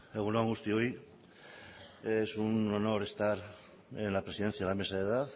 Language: Spanish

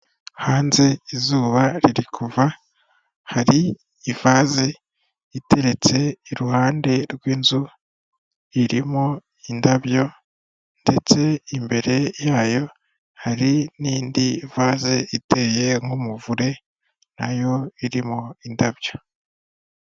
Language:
Kinyarwanda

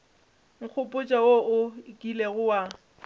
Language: Northern Sotho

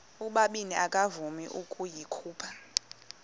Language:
Xhosa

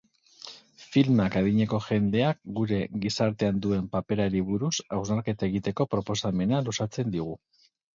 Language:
Basque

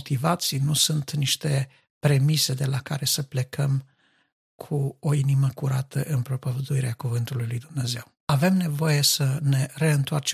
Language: Romanian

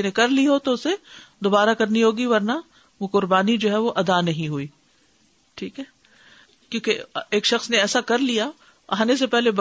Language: Urdu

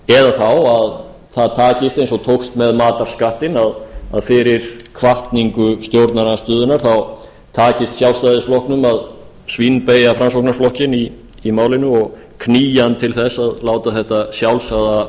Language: Icelandic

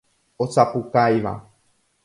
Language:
Guarani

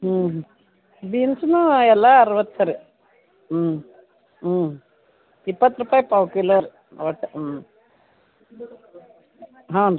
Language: Kannada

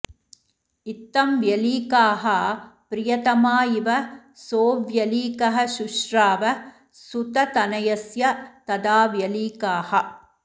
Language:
Sanskrit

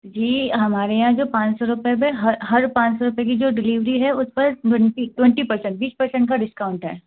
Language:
Hindi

